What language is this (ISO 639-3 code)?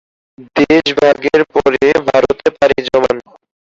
ben